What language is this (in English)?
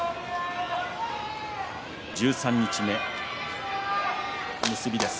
Japanese